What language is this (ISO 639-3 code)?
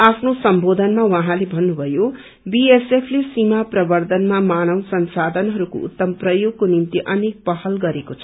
nep